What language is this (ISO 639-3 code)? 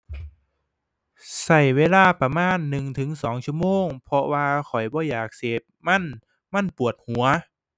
tha